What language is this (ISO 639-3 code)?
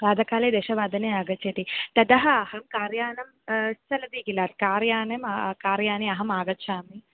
san